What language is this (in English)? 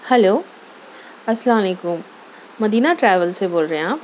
Urdu